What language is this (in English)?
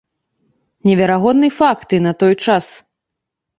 Belarusian